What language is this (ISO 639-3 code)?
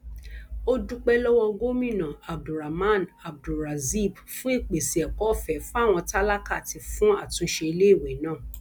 yor